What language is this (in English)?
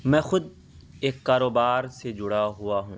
Urdu